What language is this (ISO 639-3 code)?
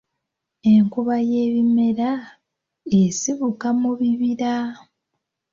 lug